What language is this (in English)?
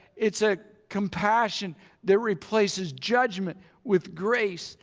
English